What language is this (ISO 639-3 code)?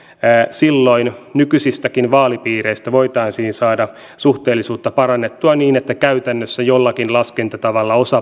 fin